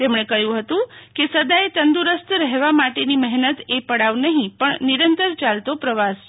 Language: Gujarati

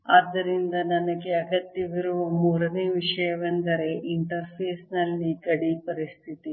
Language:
Kannada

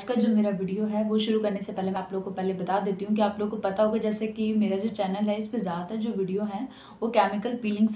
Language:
Hindi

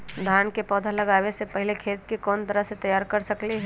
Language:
Magahi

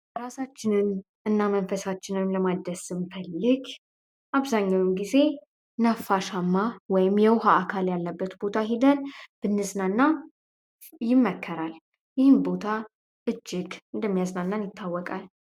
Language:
Amharic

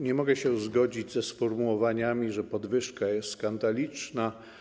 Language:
Polish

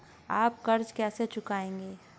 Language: Hindi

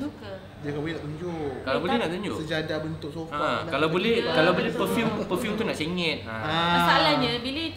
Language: Malay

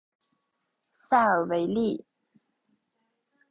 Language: Chinese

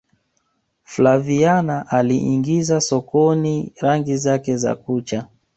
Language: Swahili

